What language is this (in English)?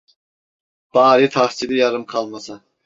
Turkish